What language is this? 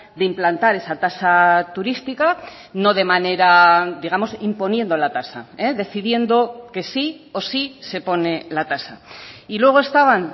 Spanish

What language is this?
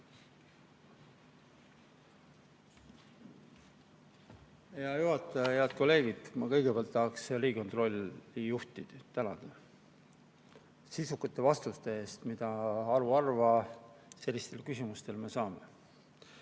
Estonian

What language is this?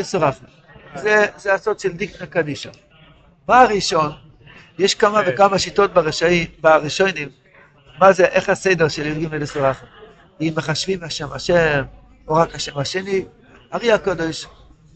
Hebrew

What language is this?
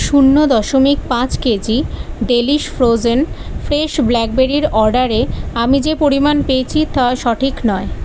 Bangla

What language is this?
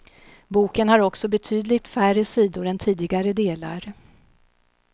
Swedish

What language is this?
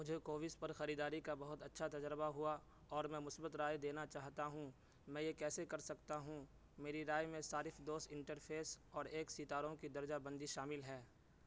Urdu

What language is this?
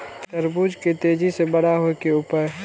Maithili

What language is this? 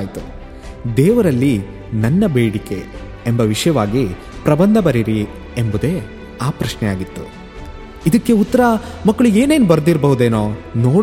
Kannada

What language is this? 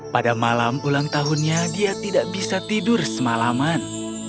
Indonesian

